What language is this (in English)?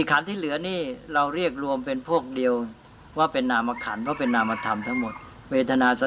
Thai